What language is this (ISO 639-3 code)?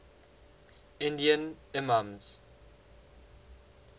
eng